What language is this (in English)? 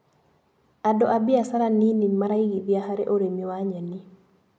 Kikuyu